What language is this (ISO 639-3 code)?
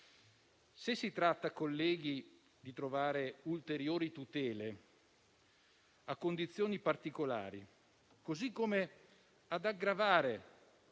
ita